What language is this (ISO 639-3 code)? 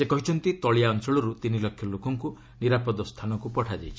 ori